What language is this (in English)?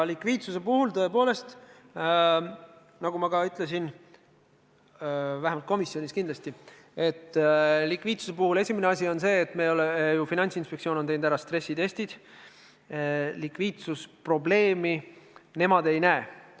Estonian